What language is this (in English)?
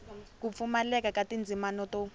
Tsonga